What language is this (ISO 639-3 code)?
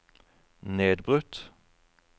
nor